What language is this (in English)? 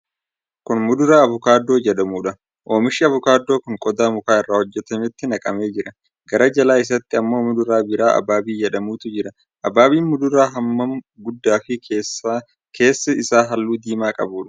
Oromo